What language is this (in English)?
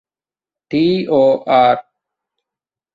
Divehi